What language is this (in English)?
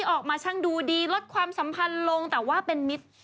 Thai